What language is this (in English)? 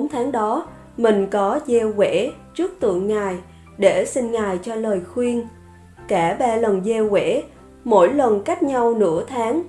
Vietnamese